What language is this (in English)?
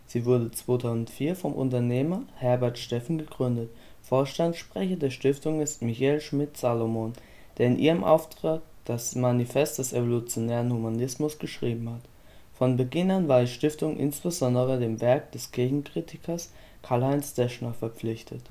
German